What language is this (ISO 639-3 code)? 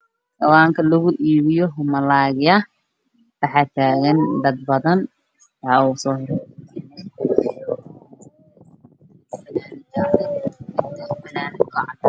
som